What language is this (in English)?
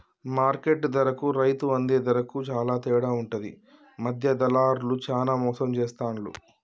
Telugu